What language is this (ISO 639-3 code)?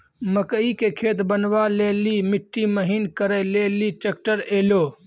mai